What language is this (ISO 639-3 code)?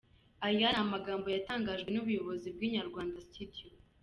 kin